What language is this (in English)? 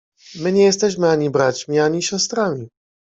Polish